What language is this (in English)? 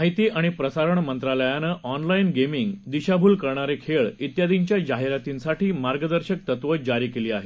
Marathi